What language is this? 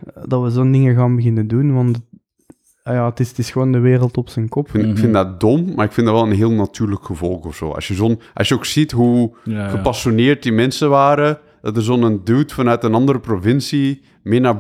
Dutch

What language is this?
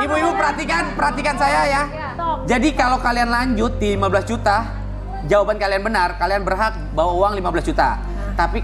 Indonesian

